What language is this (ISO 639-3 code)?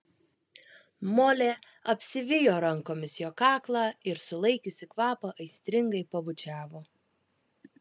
lit